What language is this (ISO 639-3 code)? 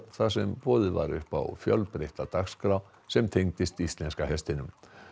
isl